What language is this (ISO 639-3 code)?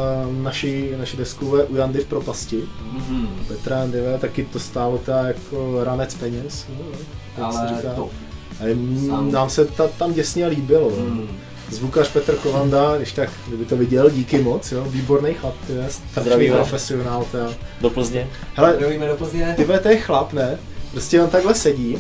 ces